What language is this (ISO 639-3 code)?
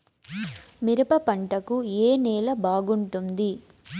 tel